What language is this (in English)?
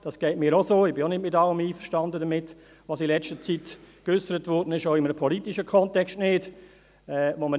Swiss German